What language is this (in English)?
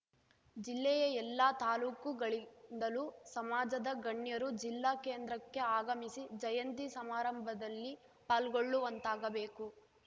Kannada